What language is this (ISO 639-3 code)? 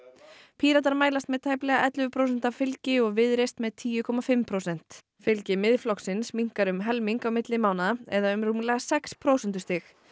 isl